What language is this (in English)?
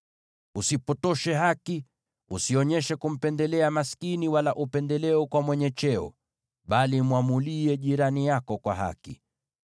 Swahili